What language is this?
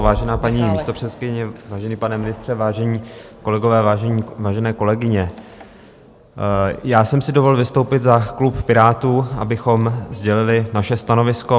Czech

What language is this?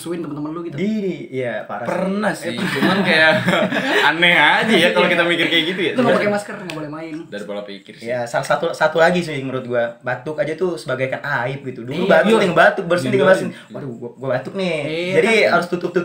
Indonesian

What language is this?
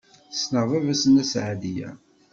Kabyle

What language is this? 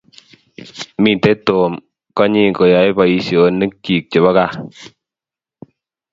Kalenjin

